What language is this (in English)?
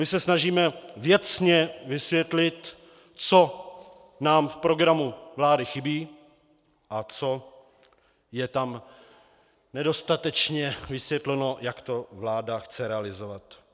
Czech